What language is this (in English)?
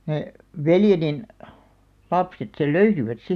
Finnish